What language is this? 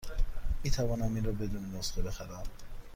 Persian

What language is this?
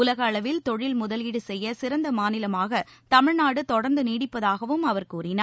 Tamil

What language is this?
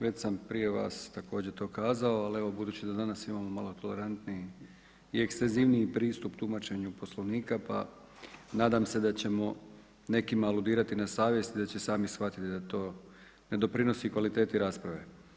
Croatian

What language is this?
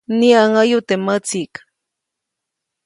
Copainalá Zoque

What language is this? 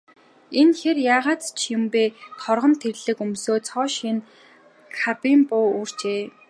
Mongolian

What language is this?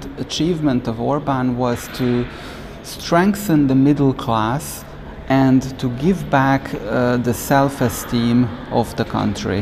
Finnish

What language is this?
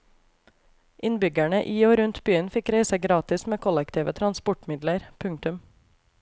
Norwegian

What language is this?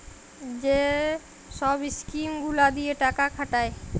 Bangla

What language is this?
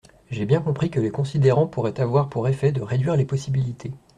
French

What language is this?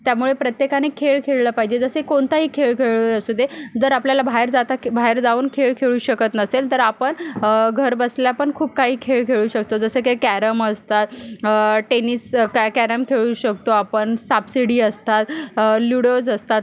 Marathi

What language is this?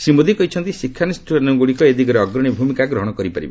Odia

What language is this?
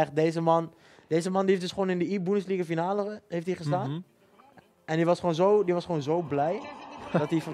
Dutch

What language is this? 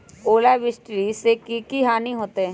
Magahi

